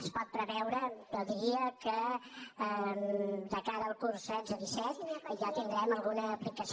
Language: Catalan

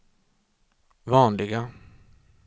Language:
Swedish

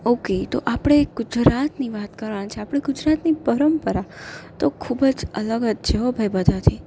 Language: Gujarati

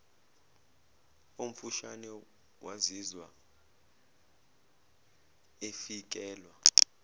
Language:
Zulu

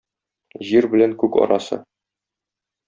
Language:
Tatar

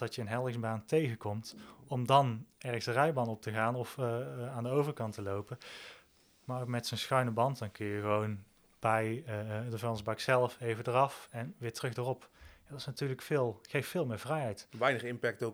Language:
Dutch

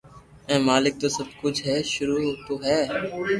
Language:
Loarki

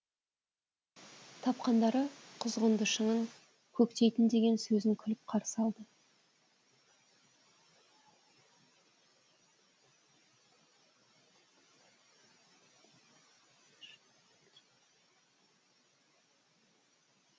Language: Kazakh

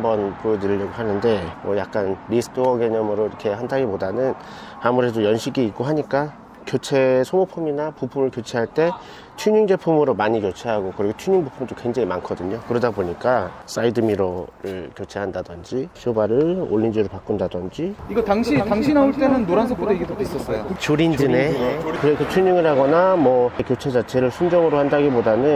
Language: Korean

